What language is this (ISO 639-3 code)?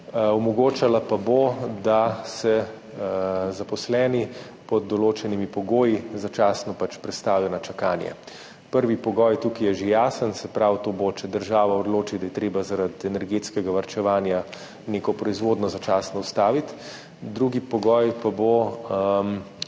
slv